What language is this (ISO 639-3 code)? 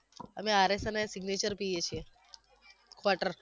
guj